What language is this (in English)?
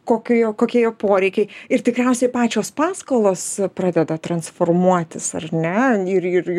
Lithuanian